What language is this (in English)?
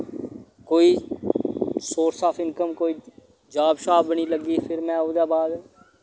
Dogri